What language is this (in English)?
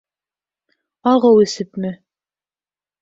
Bashkir